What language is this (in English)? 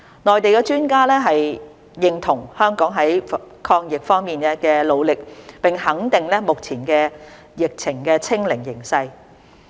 Cantonese